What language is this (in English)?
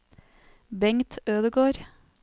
Norwegian